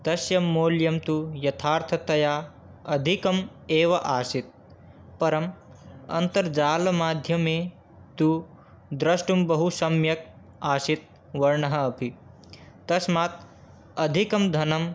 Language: Sanskrit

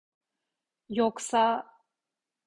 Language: Turkish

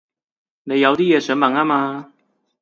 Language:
Cantonese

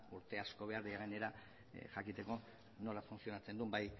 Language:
Basque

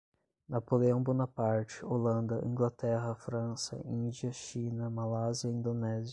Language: Portuguese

